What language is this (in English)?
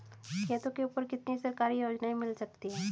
Hindi